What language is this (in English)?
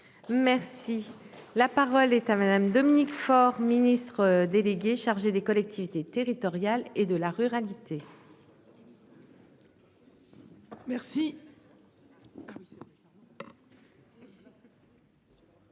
French